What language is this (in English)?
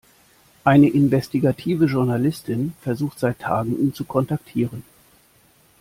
German